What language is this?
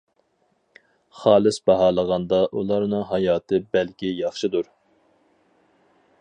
Uyghur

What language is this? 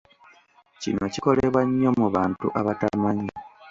Ganda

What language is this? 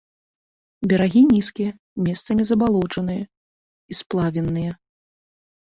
Belarusian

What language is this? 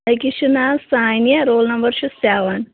Kashmiri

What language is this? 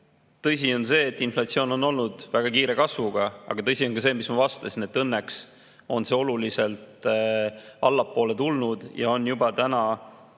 Estonian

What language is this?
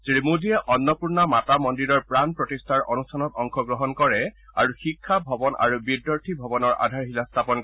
Assamese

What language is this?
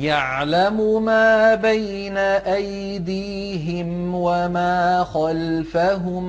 Arabic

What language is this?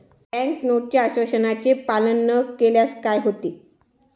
Marathi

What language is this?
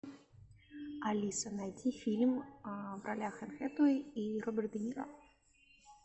Russian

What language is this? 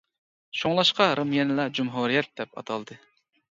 Uyghur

